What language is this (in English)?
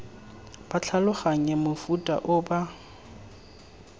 Tswana